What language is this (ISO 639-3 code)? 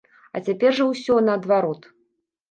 bel